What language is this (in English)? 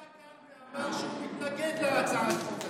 Hebrew